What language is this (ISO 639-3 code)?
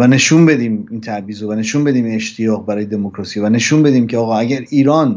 fas